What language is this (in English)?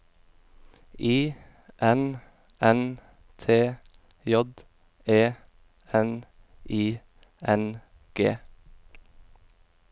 Norwegian